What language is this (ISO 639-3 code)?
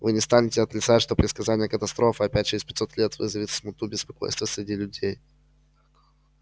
rus